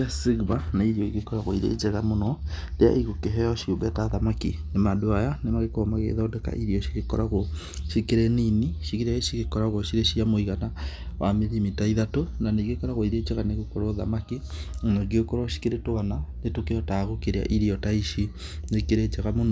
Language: Kikuyu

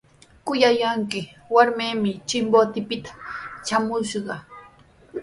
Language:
Sihuas Ancash Quechua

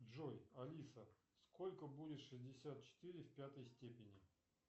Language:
Russian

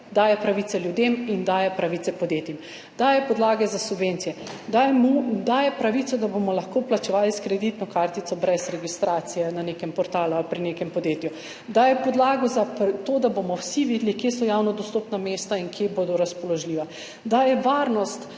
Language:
Slovenian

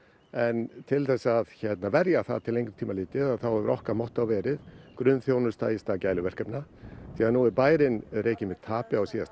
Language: Icelandic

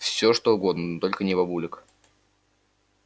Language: Russian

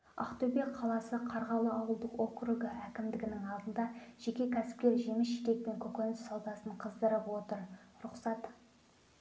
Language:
Kazakh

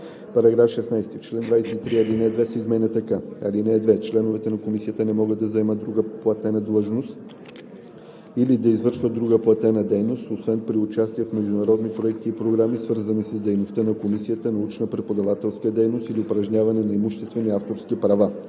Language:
Bulgarian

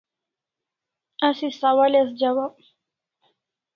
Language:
Kalasha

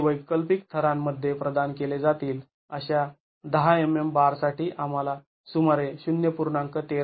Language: Marathi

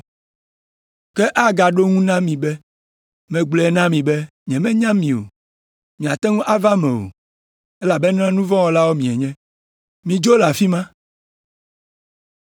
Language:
Ewe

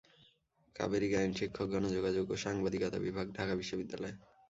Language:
Bangla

